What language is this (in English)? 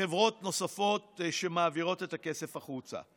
Hebrew